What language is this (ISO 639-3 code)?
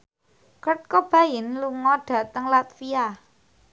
jav